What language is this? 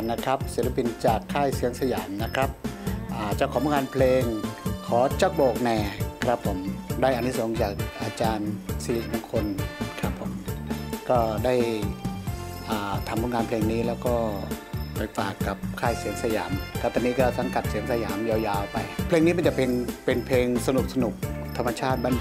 Thai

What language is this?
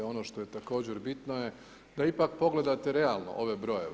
Croatian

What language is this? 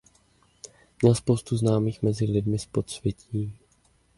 Czech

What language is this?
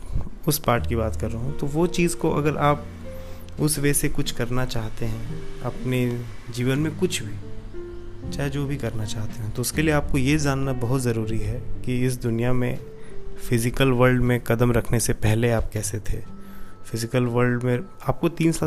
Hindi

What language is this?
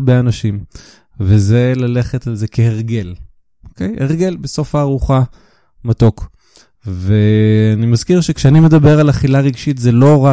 Hebrew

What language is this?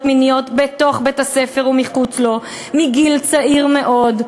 Hebrew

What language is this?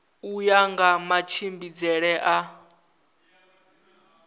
Venda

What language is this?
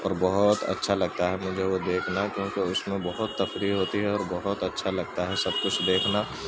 Urdu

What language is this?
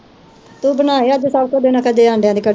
Punjabi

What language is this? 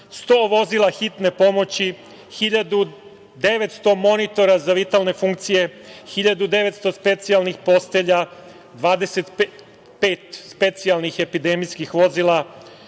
Serbian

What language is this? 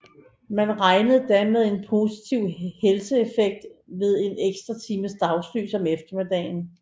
Danish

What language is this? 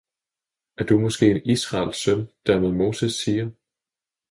Danish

